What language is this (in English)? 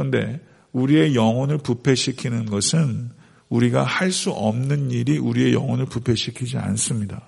Korean